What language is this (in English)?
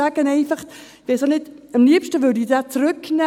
Swiss German